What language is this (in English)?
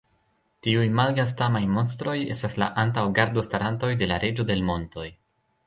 Esperanto